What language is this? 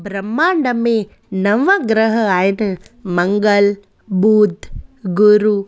Sindhi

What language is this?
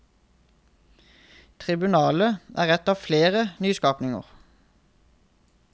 Norwegian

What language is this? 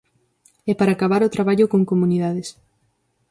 Galician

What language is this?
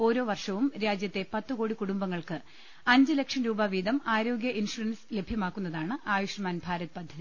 Malayalam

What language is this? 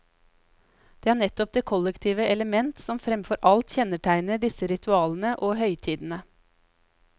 Norwegian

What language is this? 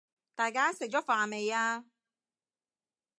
Cantonese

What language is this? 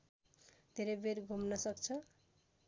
Nepali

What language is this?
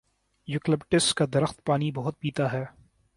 Urdu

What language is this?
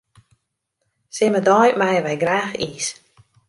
Western Frisian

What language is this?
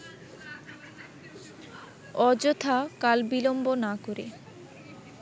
Bangla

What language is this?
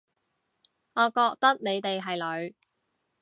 Cantonese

